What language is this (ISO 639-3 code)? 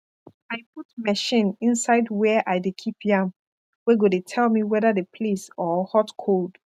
pcm